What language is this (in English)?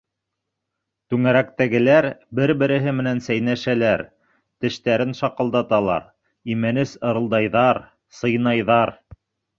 Bashkir